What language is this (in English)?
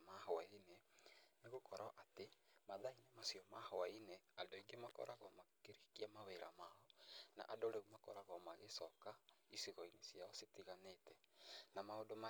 Kikuyu